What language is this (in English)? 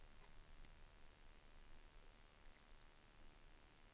Swedish